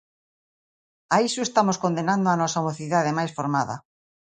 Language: Galician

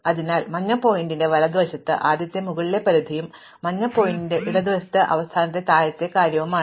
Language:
Malayalam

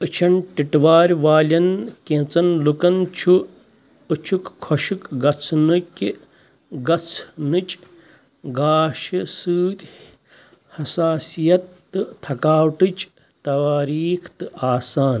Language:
Kashmiri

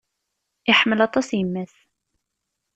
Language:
Kabyle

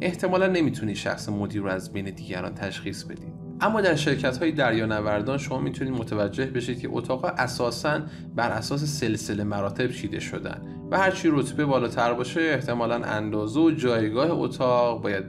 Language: Persian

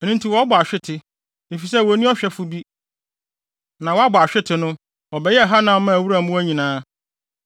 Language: Akan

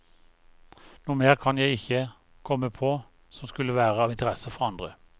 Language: Norwegian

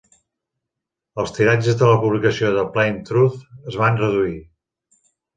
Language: Catalan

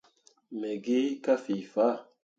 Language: Mundang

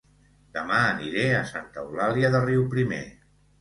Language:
Catalan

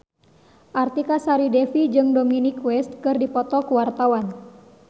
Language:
Sundanese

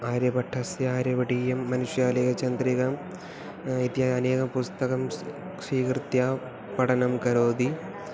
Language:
Sanskrit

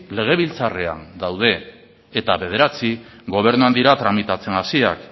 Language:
Basque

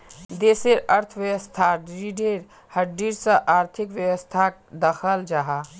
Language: Magahi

